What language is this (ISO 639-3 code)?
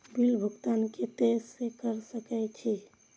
mai